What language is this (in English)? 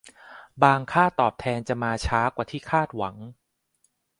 Thai